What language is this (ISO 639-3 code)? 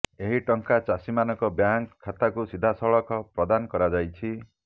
ori